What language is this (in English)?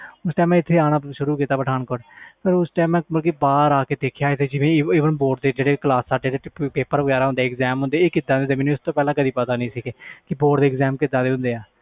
Punjabi